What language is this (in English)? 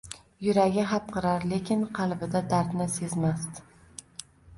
Uzbek